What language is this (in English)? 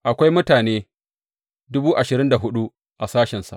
Hausa